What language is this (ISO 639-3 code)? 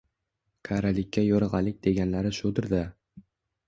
uzb